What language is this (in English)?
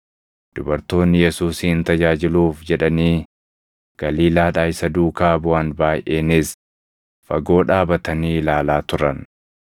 Oromo